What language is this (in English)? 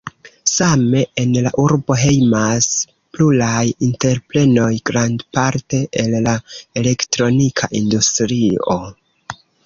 Esperanto